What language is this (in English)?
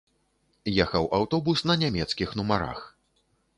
Belarusian